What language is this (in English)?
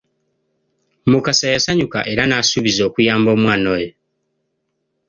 Ganda